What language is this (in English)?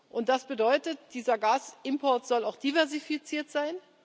German